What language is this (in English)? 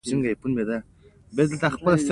Pashto